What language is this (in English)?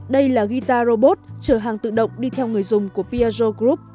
Vietnamese